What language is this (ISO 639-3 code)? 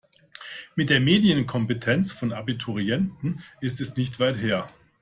deu